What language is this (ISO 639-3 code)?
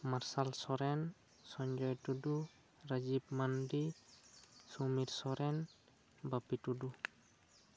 sat